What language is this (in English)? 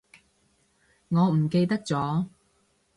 Cantonese